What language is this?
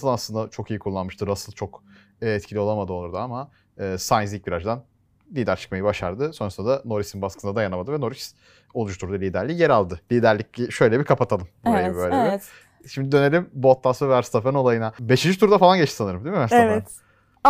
Turkish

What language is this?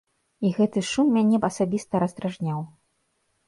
Belarusian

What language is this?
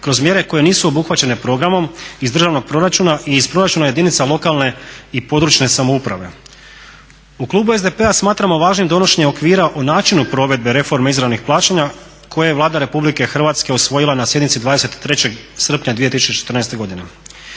Croatian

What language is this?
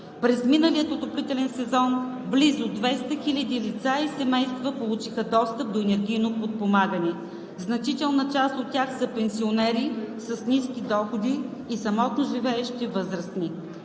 Bulgarian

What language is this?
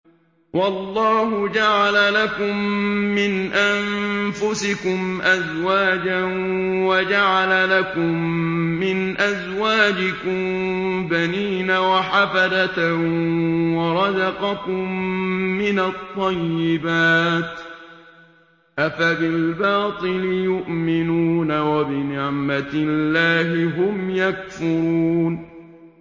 Arabic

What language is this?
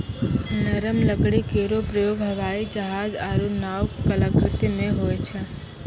Maithili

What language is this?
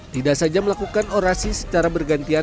Indonesian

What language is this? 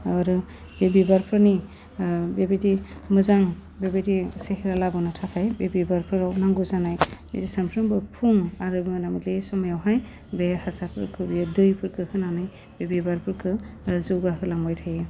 Bodo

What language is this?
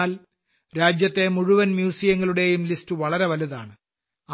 Malayalam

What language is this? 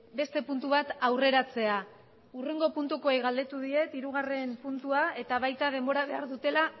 Basque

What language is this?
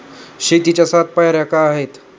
Marathi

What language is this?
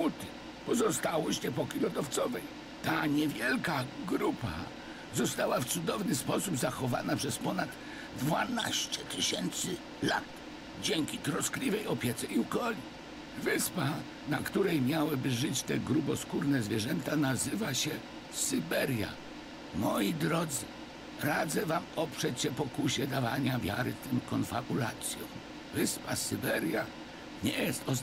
Polish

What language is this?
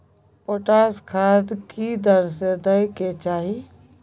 Maithili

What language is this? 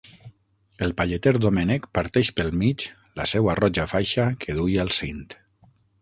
Catalan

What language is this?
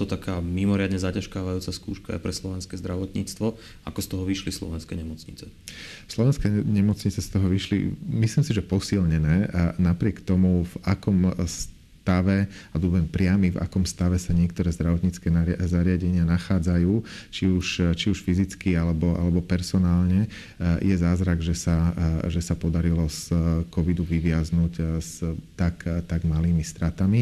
Slovak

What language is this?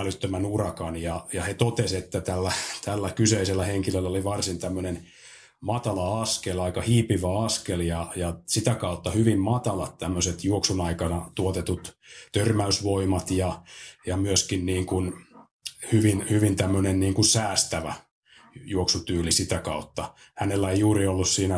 Finnish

